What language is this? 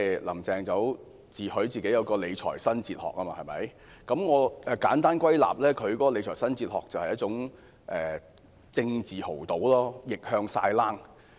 Cantonese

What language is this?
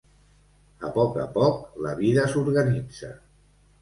Catalan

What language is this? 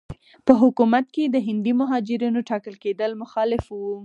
Pashto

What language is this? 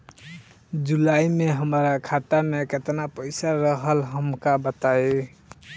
Bhojpuri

